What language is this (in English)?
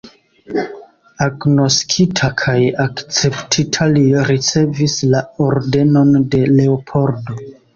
Esperanto